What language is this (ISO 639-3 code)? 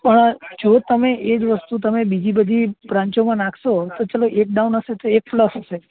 guj